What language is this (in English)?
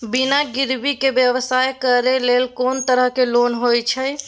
Maithili